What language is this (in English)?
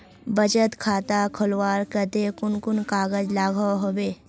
Magahi